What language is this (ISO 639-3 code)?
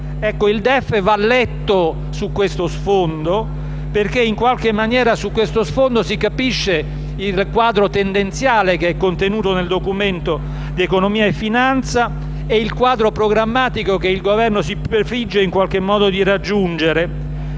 ita